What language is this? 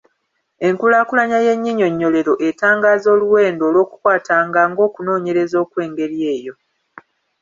Ganda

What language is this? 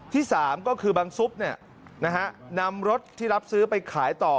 Thai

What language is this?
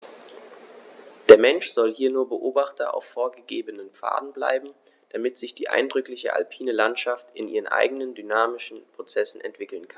German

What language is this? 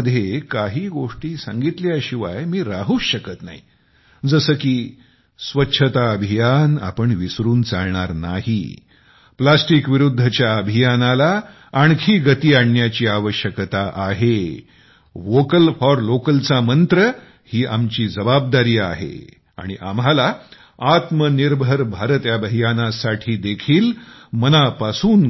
Marathi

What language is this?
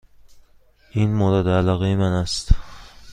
Persian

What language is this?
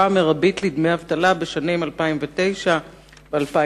Hebrew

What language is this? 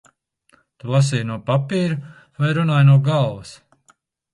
Latvian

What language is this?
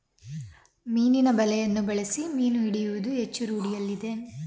Kannada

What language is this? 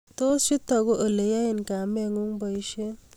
Kalenjin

